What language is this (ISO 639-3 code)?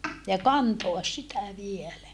fin